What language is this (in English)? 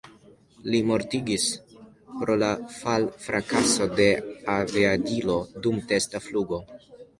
Esperanto